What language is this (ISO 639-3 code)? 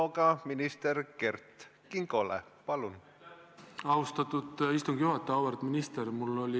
est